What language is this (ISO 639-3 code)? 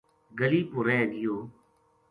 gju